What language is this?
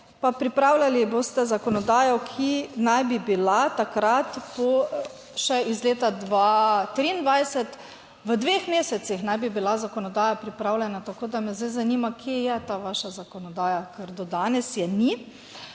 Slovenian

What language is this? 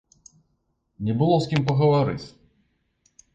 Belarusian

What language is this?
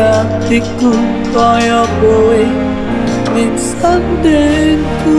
Indonesian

